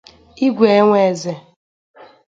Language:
Igbo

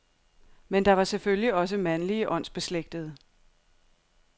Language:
Danish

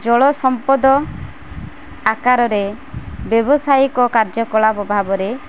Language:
Odia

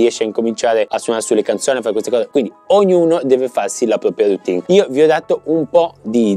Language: Italian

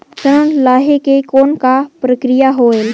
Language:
Chhattisgarhi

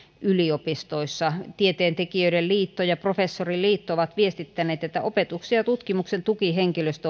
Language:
Finnish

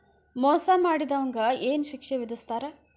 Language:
Kannada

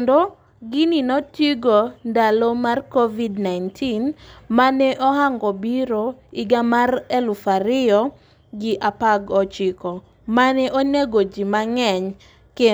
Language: Luo (Kenya and Tanzania)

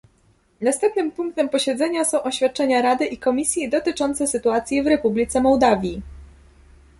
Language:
Polish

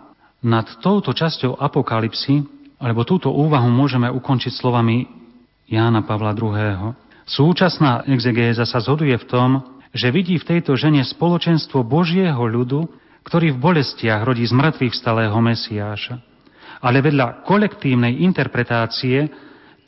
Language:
Slovak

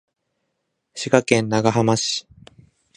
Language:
Japanese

